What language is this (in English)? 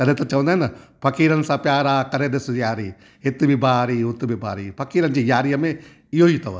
Sindhi